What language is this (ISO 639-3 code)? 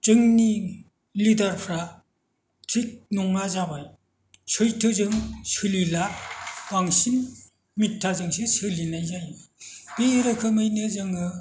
brx